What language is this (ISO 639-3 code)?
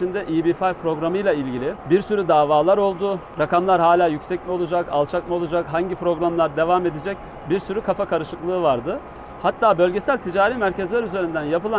tur